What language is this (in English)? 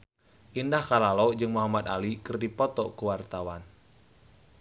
Sundanese